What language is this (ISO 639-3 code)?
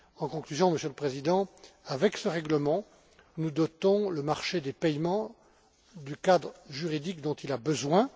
fra